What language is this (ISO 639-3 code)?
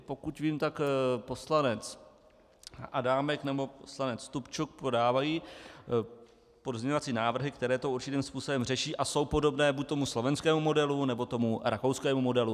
ces